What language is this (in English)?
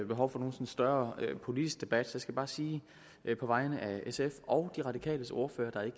Danish